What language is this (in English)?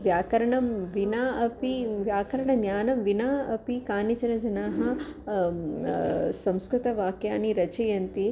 Sanskrit